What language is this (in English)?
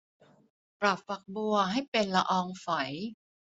Thai